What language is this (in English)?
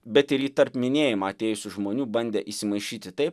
Lithuanian